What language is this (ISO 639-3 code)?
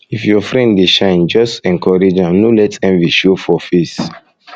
pcm